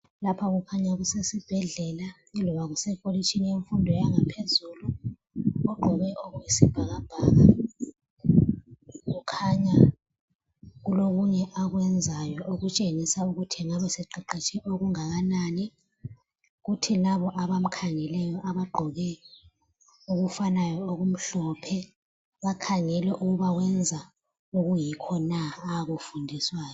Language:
North Ndebele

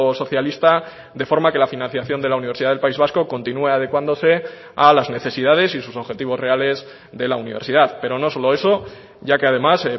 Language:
Spanish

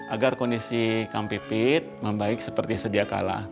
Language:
Indonesian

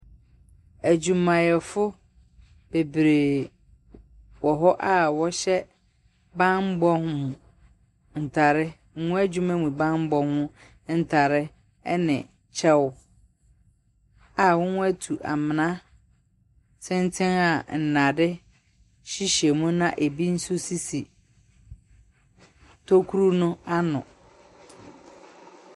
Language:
Akan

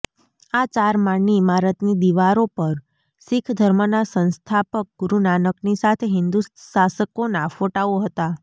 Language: Gujarati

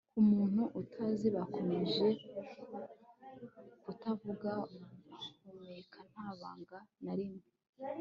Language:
Kinyarwanda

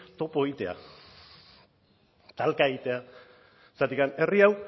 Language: Basque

